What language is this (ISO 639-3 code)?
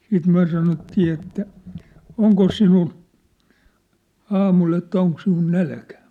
fin